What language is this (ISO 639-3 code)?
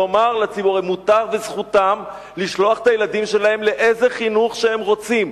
heb